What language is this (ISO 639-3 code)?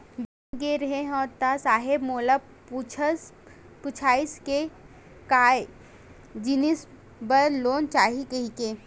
hne